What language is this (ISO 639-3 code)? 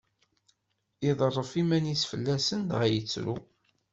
kab